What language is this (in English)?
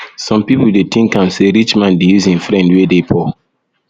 Nigerian Pidgin